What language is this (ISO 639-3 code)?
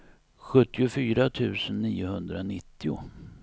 swe